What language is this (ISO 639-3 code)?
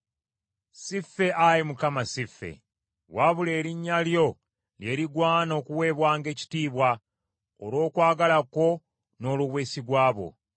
lug